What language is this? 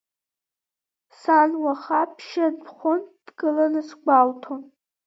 Abkhazian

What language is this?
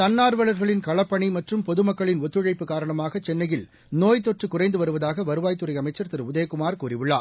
Tamil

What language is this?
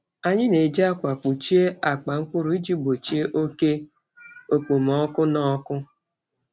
Igbo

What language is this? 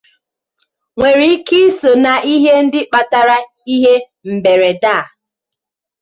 Igbo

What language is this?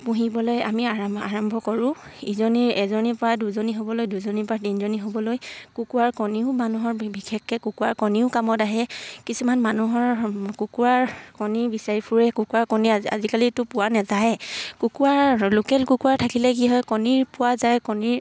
Assamese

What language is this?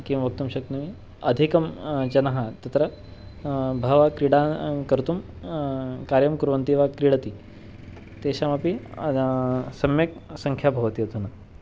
Sanskrit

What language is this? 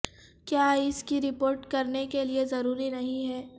Urdu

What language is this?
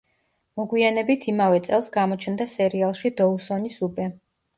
Georgian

